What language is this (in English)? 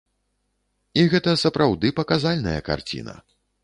Belarusian